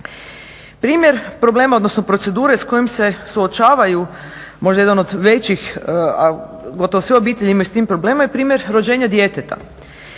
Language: Croatian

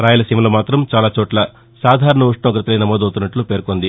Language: Telugu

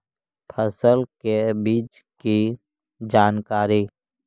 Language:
Magahi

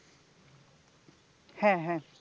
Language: Bangla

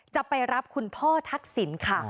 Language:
Thai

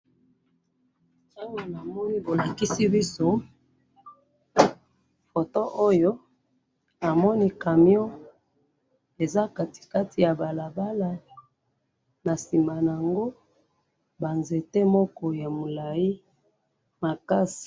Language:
Lingala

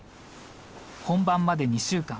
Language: Japanese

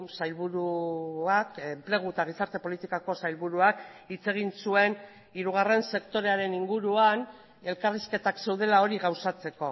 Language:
Basque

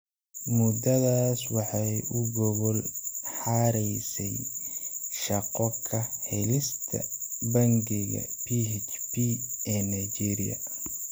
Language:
Somali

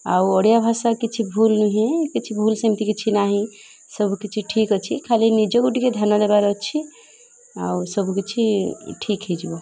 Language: Odia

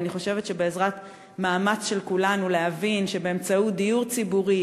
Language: Hebrew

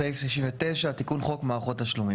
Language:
Hebrew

